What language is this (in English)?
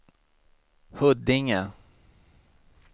Swedish